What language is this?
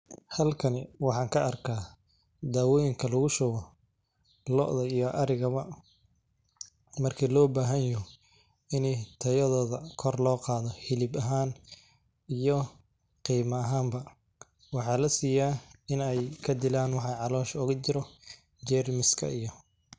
Somali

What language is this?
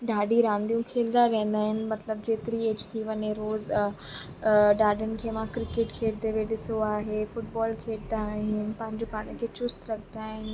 Sindhi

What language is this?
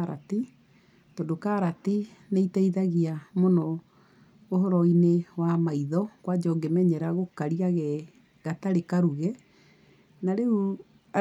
Kikuyu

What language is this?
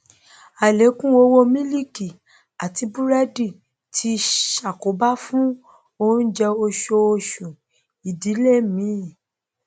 Yoruba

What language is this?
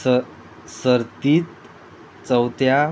Konkani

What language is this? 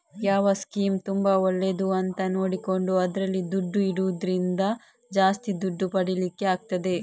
Kannada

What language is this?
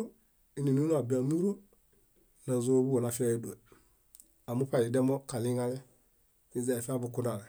Bayot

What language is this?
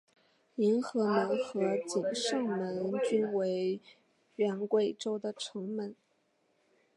Chinese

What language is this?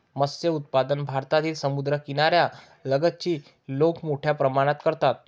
Marathi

